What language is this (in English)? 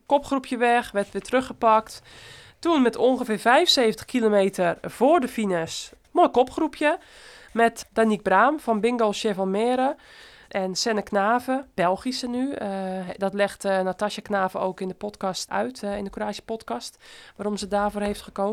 Dutch